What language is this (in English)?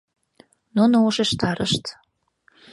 Mari